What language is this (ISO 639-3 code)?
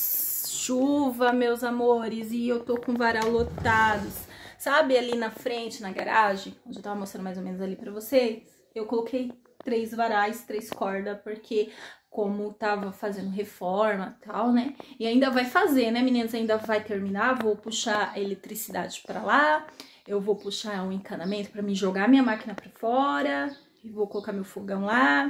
por